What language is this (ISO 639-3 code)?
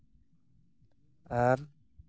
sat